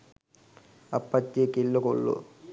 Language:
Sinhala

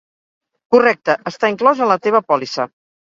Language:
Catalan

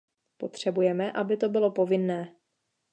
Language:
Czech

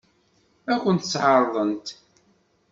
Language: Kabyle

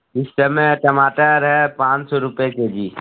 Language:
Hindi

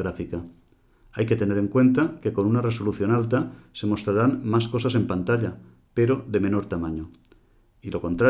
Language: Spanish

